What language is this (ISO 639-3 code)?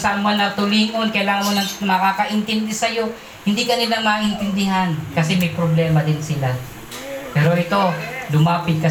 fil